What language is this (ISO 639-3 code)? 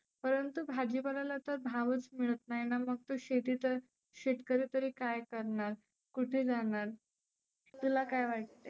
mar